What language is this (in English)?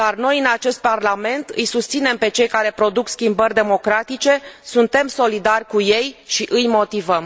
Romanian